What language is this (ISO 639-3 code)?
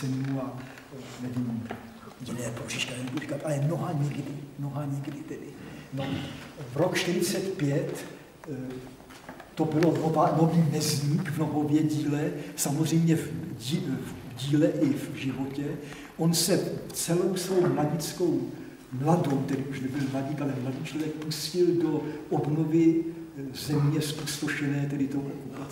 ces